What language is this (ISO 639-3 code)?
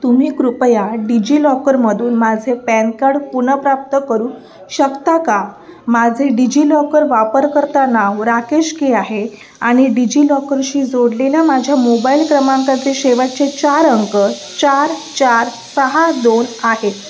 mar